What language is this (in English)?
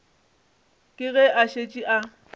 Northern Sotho